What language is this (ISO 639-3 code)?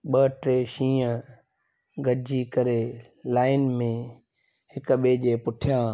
snd